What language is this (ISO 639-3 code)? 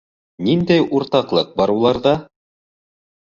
bak